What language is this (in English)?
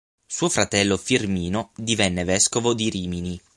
Italian